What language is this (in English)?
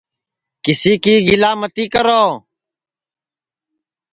Sansi